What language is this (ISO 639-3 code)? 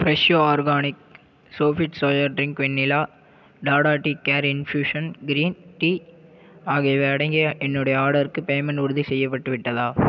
tam